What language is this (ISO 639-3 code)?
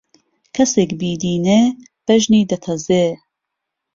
ckb